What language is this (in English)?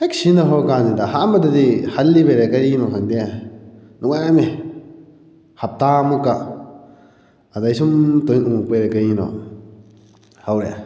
Manipuri